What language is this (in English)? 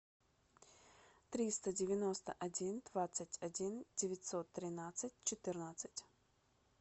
Russian